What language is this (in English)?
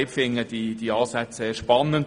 Swiss German